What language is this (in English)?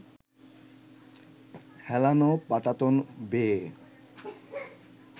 Bangla